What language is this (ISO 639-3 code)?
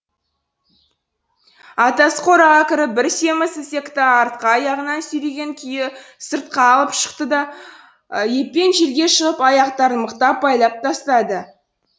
kaz